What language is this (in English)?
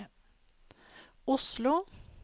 Norwegian